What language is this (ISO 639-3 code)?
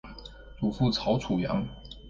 zho